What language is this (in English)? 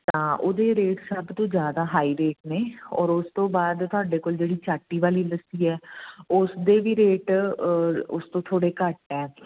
Punjabi